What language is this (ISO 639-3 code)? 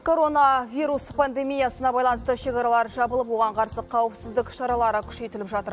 kaz